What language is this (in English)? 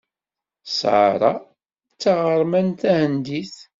Kabyle